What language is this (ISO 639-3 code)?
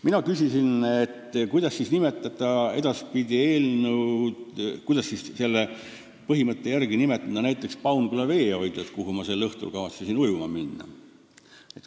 est